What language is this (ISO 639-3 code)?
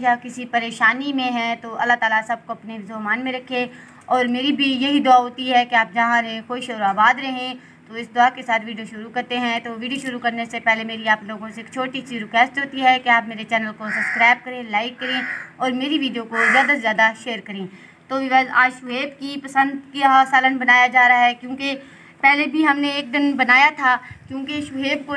hin